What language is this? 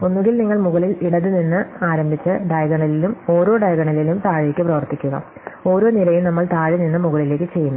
Malayalam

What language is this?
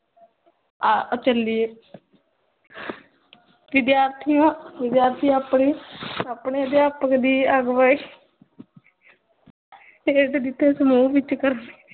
Punjabi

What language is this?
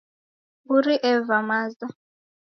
Taita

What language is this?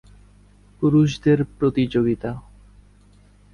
Bangla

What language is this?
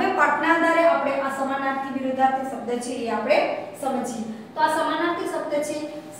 Hindi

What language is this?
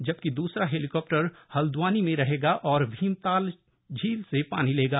Hindi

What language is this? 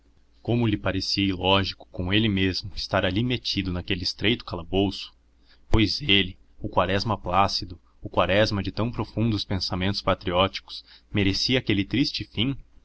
Portuguese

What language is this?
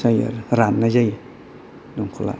Bodo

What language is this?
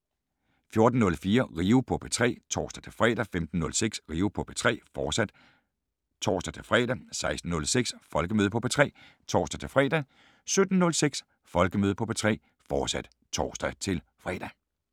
Danish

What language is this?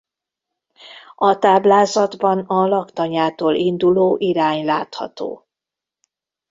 Hungarian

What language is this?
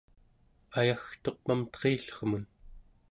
Central Yupik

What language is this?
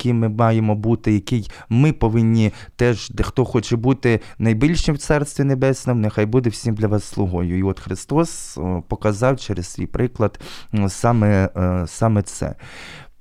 Ukrainian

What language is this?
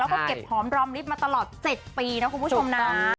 Thai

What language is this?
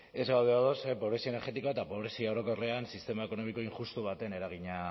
Basque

